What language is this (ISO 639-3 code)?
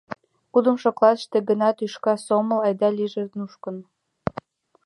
chm